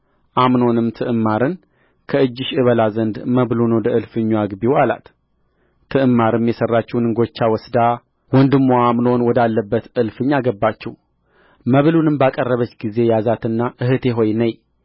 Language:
Amharic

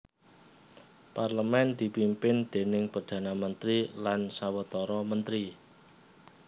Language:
Javanese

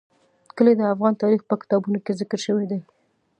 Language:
Pashto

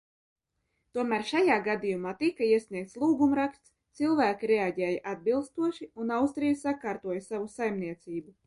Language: Latvian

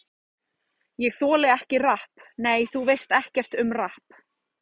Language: Icelandic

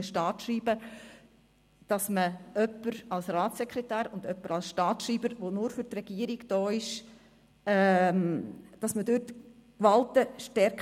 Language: Swiss German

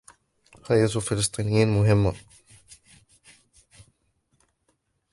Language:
Arabic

